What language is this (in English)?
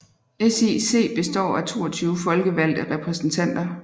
Danish